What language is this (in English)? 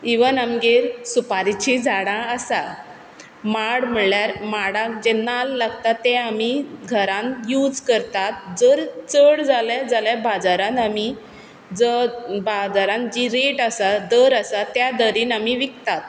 Konkani